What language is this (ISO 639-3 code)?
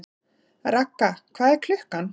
isl